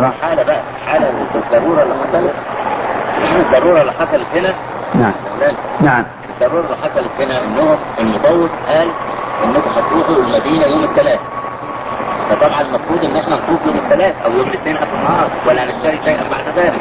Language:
Arabic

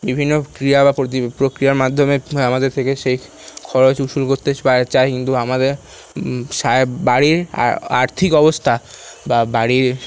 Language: Bangla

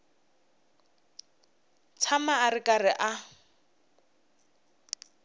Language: Tsonga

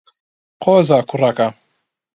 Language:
Central Kurdish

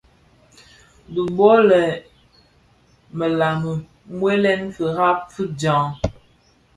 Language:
Bafia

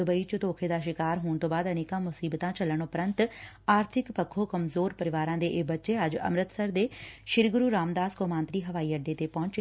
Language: Punjabi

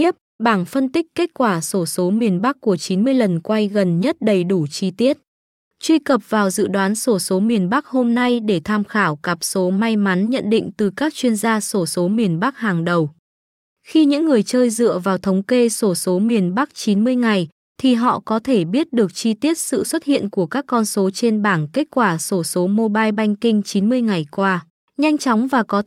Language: Vietnamese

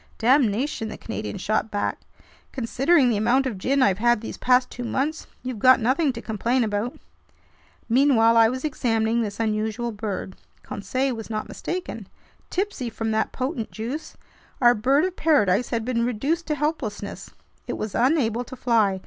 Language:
English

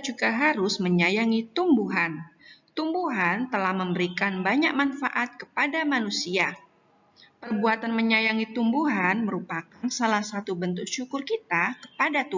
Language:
Indonesian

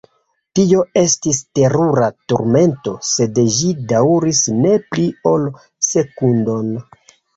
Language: Esperanto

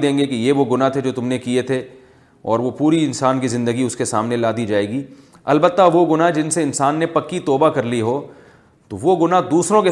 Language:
Urdu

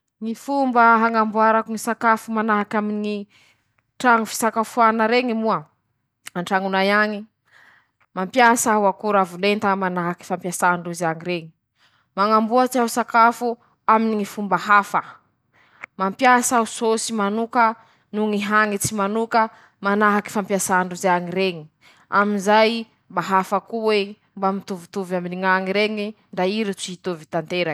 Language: Masikoro Malagasy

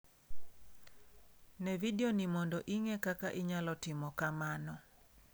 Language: Luo (Kenya and Tanzania)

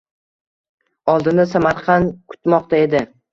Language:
Uzbek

